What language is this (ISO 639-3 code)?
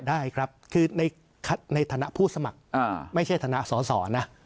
tha